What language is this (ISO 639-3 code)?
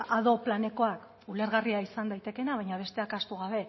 eus